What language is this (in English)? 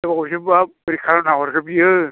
Bodo